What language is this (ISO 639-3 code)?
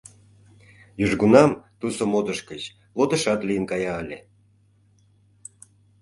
chm